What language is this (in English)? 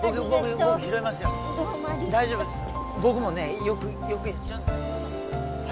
Japanese